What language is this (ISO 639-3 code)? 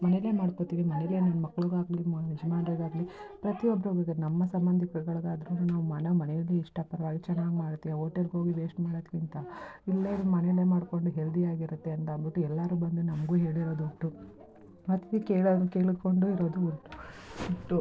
kan